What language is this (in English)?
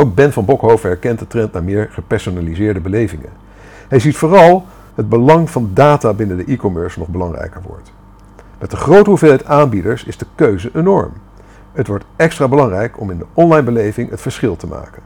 Dutch